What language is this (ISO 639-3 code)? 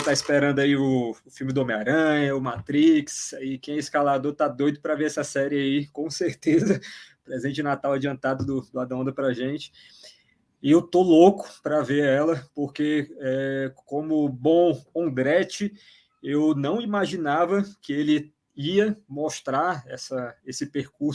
por